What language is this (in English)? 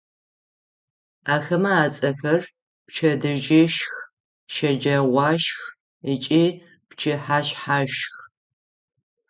Adyghe